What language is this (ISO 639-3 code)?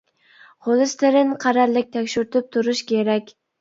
uig